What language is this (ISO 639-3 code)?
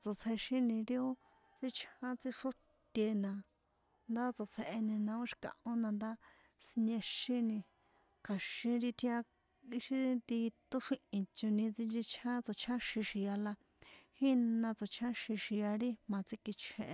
poe